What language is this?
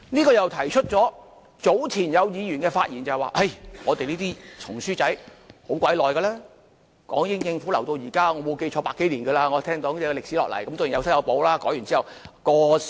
Cantonese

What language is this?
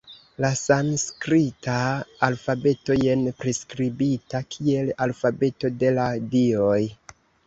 Esperanto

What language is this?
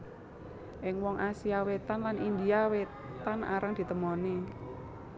Javanese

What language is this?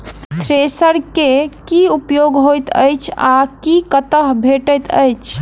Maithili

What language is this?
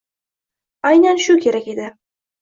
Uzbek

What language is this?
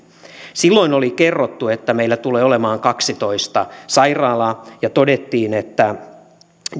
Finnish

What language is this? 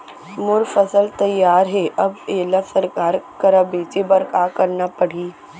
Chhattisgarhi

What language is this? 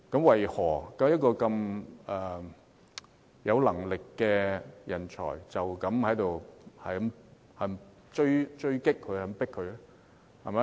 Cantonese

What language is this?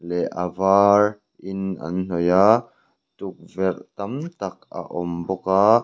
Mizo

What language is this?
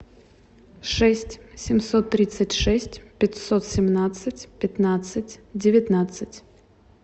Russian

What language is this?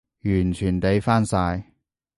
Cantonese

